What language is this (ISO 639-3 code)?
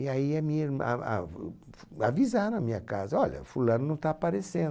por